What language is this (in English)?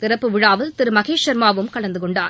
Tamil